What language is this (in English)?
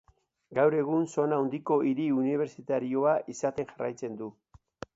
Basque